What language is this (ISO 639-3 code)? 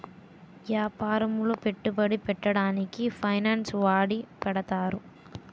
tel